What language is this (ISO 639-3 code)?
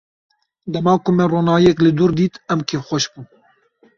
kur